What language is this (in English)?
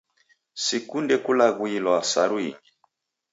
Taita